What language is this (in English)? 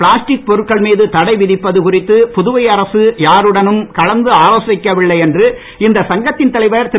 Tamil